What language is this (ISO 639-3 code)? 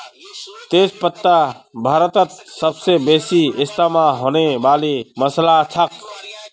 mag